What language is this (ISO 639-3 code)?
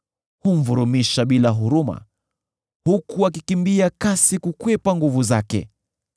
swa